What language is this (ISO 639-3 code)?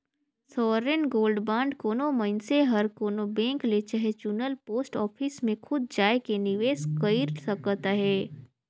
hne